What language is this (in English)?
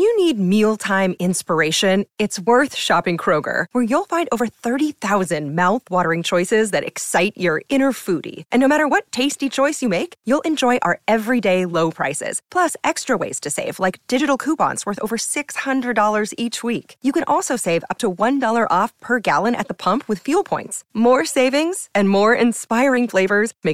Spanish